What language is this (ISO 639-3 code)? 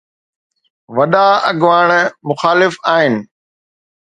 snd